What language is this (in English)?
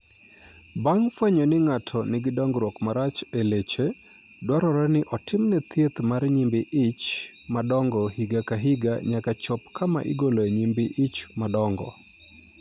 Luo (Kenya and Tanzania)